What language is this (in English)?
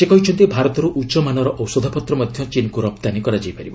Odia